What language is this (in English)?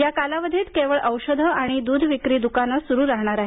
Marathi